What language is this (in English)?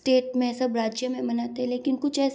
Hindi